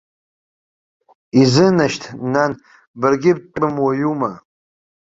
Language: Abkhazian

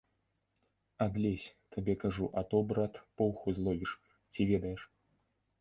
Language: Belarusian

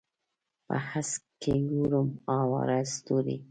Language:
Pashto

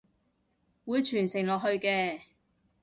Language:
Cantonese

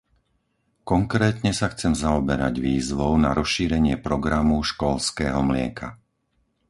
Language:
Slovak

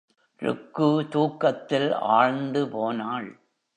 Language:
Tamil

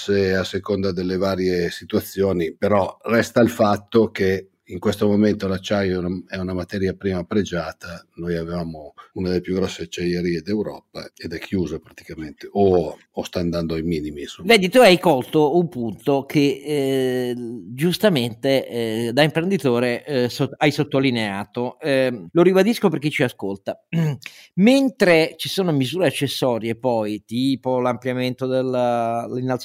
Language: Italian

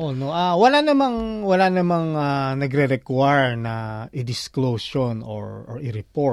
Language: Filipino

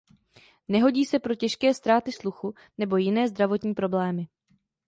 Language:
Czech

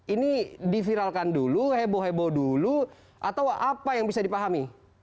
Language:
Indonesian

